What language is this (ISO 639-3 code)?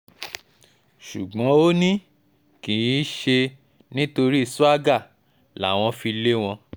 yor